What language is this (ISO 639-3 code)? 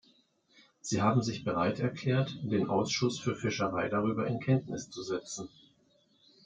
deu